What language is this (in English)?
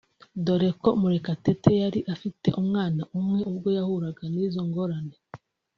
Kinyarwanda